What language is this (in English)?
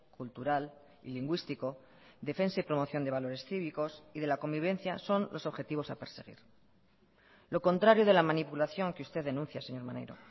Spanish